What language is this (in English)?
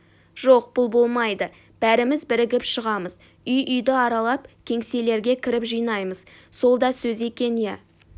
Kazakh